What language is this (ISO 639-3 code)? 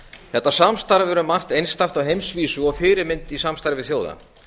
isl